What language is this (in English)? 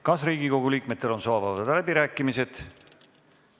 Estonian